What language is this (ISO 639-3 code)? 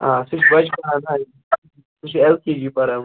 kas